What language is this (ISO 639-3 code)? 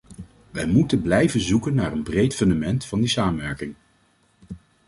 nld